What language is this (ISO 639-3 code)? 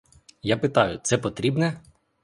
ukr